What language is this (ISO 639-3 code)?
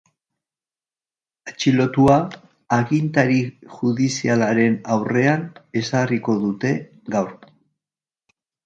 eus